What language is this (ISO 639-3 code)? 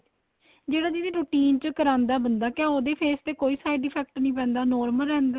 pan